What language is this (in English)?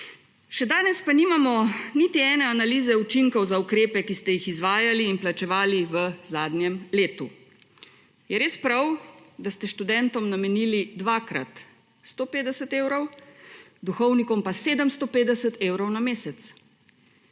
Slovenian